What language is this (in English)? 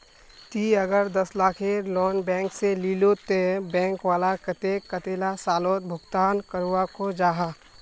Magahi